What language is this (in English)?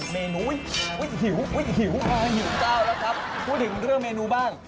Thai